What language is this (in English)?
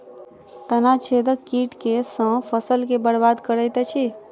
Maithili